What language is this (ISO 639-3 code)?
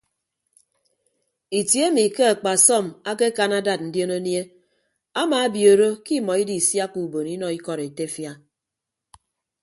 ibb